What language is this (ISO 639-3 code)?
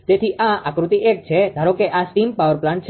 guj